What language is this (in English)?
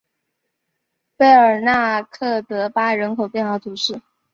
Chinese